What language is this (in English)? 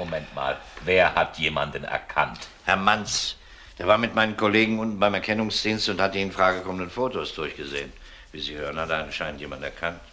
German